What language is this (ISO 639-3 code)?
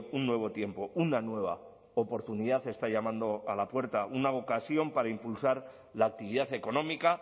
spa